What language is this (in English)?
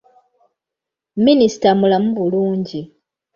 Ganda